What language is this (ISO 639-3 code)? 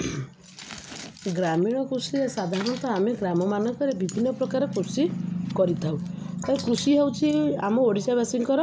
ori